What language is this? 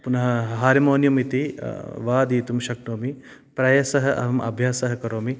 Sanskrit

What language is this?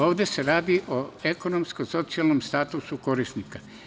Serbian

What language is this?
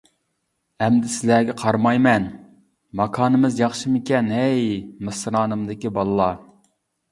Uyghur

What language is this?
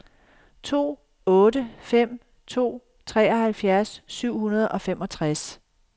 Danish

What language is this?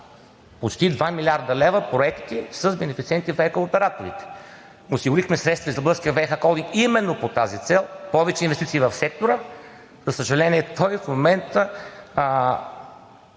Bulgarian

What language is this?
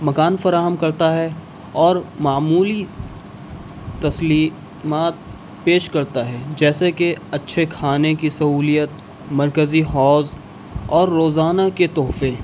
Urdu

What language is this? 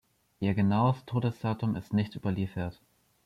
German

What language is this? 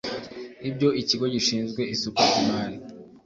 Kinyarwanda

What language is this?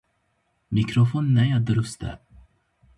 Kurdish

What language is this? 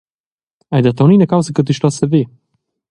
Romansh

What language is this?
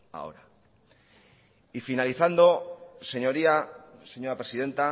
Spanish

